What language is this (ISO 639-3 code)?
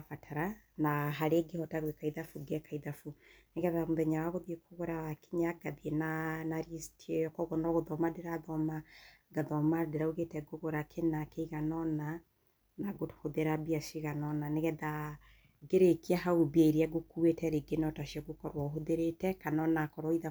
kik